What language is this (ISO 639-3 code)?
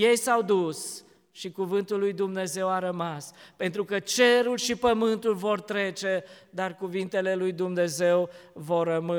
ron